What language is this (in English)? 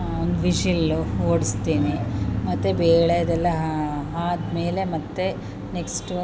Kannada